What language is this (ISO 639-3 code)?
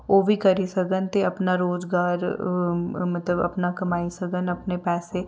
doi